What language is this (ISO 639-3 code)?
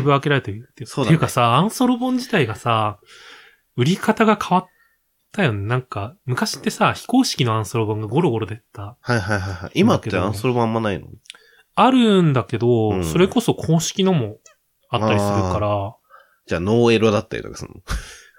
jpn